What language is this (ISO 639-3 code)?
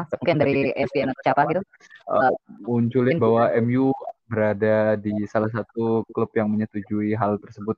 ind